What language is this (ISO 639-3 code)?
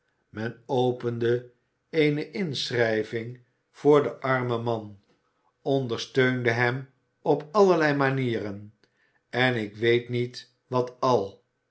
nld